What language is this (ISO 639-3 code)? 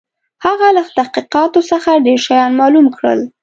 pus